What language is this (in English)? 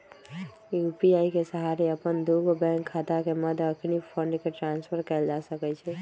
Magahi